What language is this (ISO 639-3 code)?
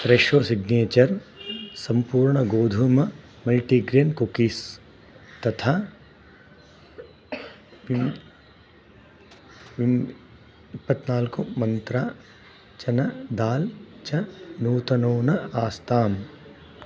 san